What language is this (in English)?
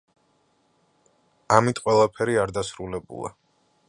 Georgian